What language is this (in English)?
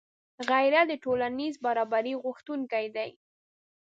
Pashto